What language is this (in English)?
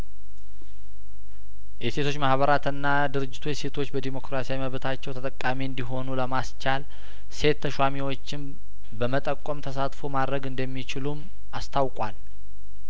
Amharic